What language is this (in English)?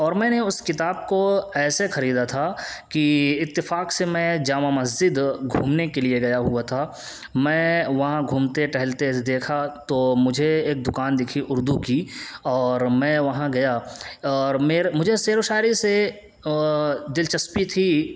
Urdu